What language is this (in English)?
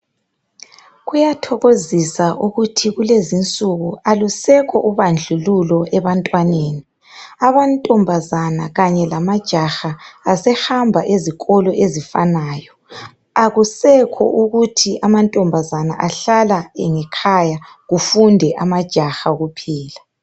North Ndebele